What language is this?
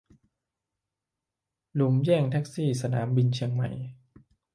Thai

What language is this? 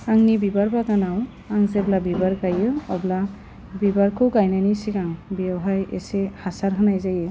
Bodo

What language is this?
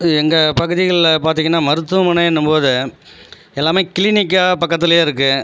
Tamil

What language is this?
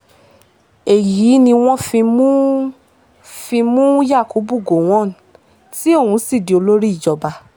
Yoruba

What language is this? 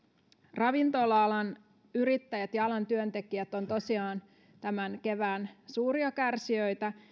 Finnish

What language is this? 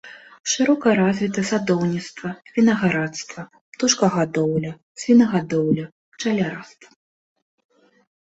Belarusian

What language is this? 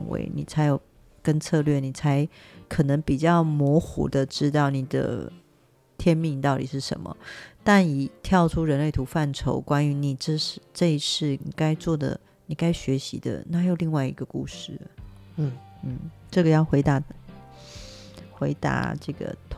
Chinese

